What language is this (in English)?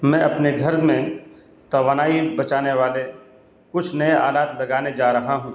Urdu